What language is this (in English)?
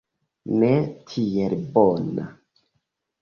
Esperanto